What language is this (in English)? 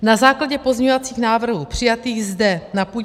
Czech